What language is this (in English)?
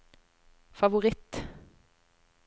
Norwegian